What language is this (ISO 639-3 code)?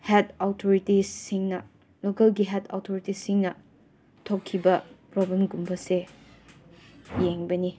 mni